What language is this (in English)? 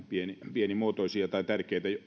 Finnish